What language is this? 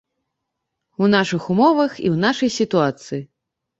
Belarusian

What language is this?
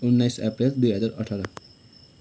Nepali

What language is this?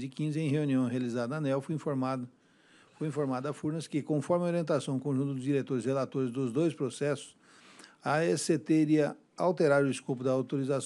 Portuguese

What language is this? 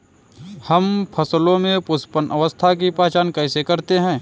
Hindi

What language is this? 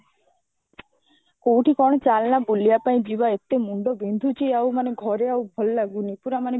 Odia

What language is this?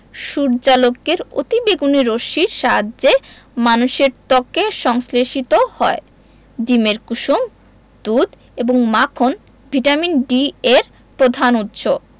Bangla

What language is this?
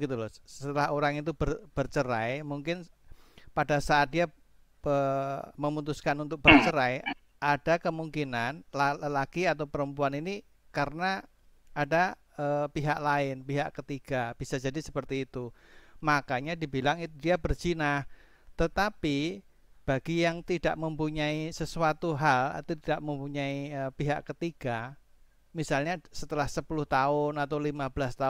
Indonesian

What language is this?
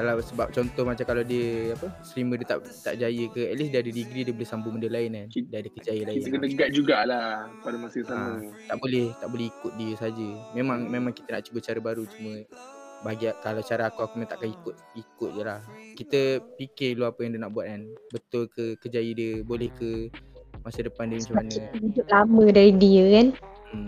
Malay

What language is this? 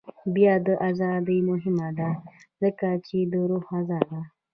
Pashto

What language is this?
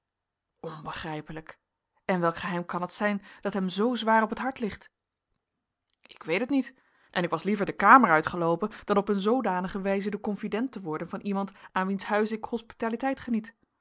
Dutch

